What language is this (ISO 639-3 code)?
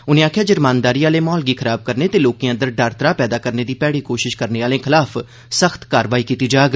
doi